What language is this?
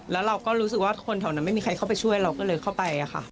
Thai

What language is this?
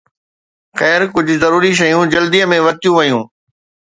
Sindhi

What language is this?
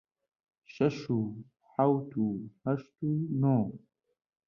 Central Kurdish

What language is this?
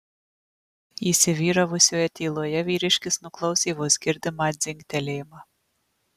Lithuanian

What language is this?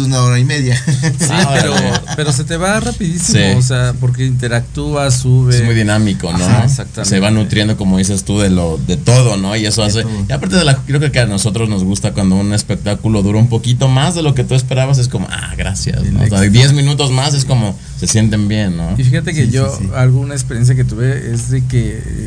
Spanish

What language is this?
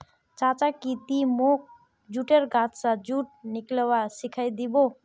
Magahi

